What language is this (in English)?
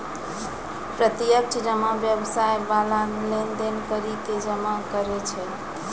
Maithili